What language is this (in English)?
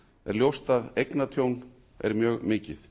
Icelandic